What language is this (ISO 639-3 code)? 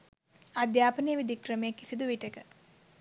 sin